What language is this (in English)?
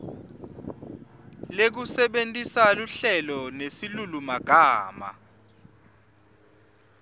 Swati